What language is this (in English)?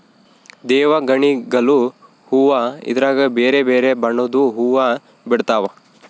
Kannada